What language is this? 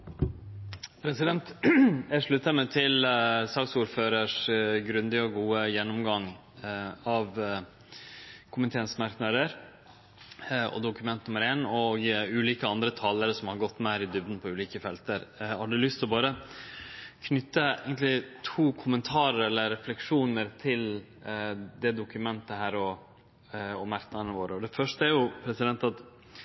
Norwegian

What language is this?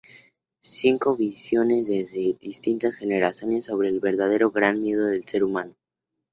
Spanish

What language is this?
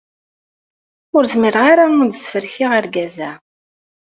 Kabyle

